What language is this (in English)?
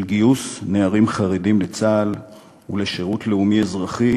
Hebrew